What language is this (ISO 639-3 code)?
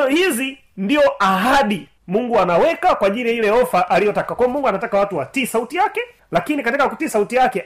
swa